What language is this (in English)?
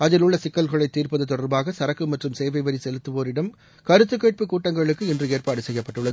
Tamil